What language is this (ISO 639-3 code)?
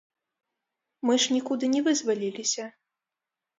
bel